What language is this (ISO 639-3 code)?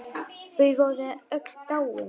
isl